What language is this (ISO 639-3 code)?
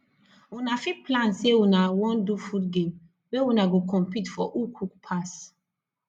pcm